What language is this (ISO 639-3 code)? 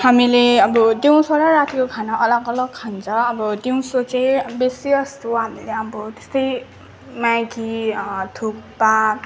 nep